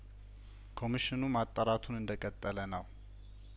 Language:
Amharic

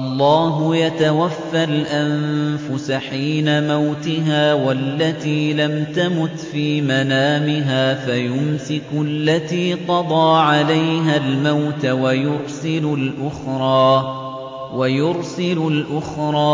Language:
Arabic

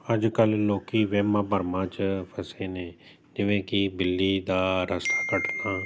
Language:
Punjabi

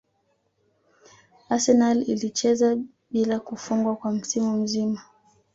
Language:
Swahili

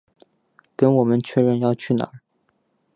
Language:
Chinese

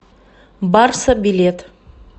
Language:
Russian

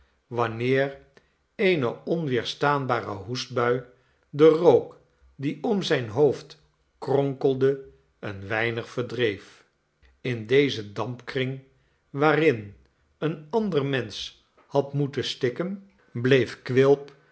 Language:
Dutch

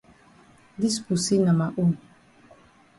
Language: Cameroon Pidgin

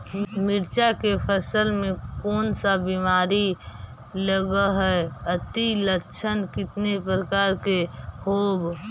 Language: Magahi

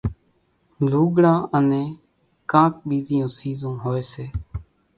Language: Kachi Koli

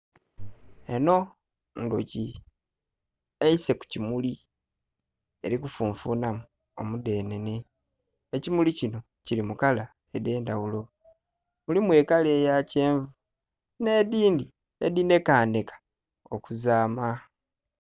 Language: Soga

